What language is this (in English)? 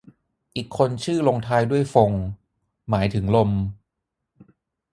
Thai